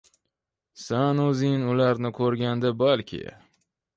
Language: Uzbek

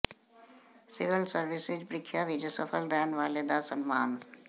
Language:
Punjabi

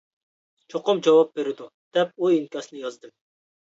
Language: Uyghur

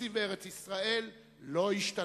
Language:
Hebrew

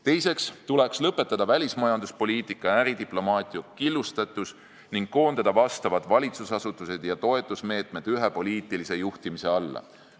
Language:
Estonian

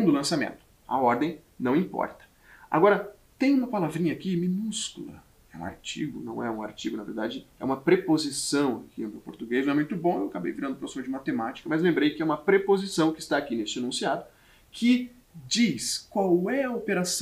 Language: Portuguese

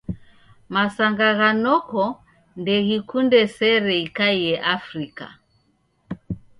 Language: Taita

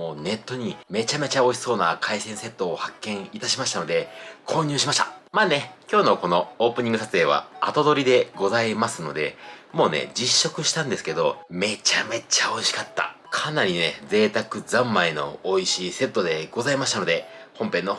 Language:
Japanese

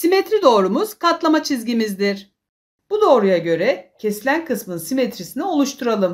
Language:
Turkish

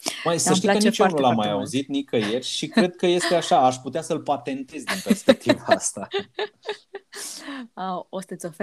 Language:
Romanian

